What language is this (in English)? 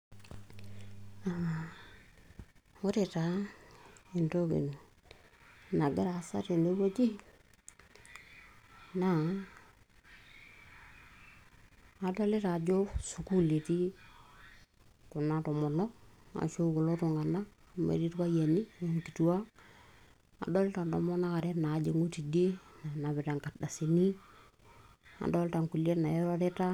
Masai